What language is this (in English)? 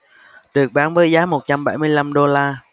Vietnamese